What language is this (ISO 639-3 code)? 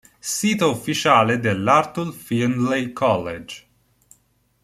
ita